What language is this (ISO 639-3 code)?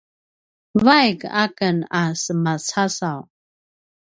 pwn